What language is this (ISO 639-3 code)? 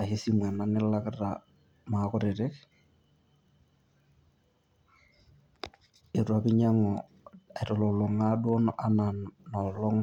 mas